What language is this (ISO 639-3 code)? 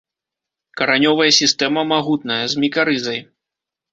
bel